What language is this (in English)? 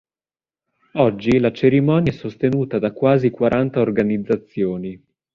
Italian